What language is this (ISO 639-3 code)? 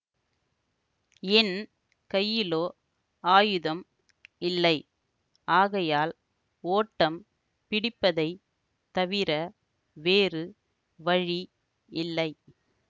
tam